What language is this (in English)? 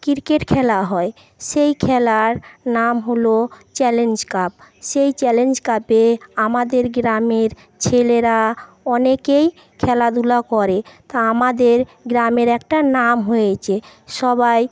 Bangla